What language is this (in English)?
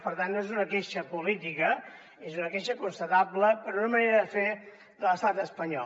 Catalan